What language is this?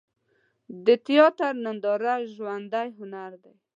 Pashto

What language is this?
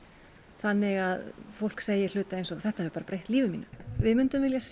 Icelandic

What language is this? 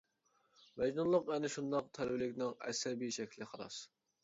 Uyghur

